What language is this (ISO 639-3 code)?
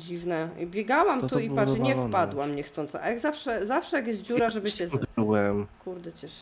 pol